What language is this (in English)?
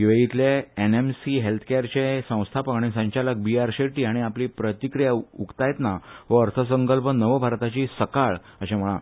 Konkani